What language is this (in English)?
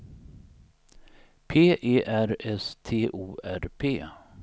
Swedish